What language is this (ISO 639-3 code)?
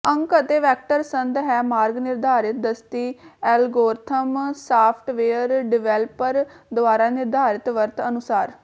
pan